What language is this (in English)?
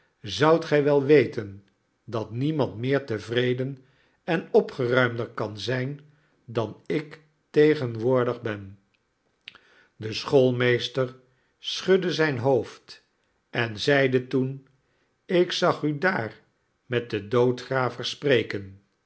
Dutch